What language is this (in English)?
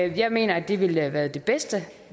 Danish